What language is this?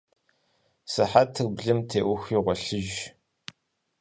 Kabardian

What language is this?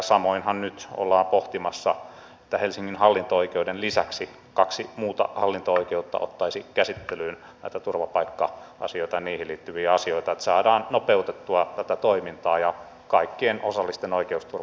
Finnish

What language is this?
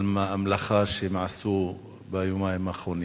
Hebrew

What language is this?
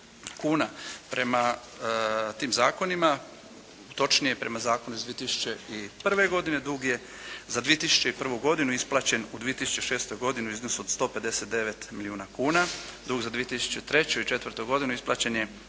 Croatian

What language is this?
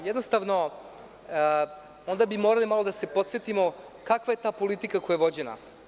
Serbian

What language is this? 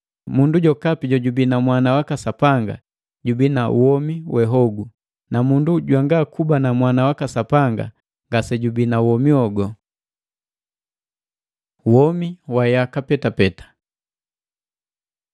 Matengo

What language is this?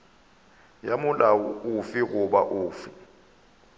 Northern Sotho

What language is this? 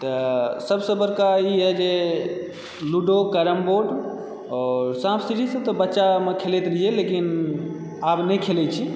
Maithili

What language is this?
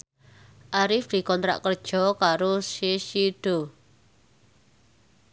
Javanese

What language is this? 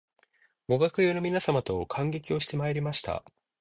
Japanese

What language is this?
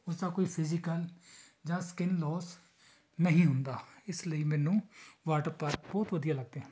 Punjabi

